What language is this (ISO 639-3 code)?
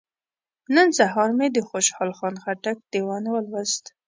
pus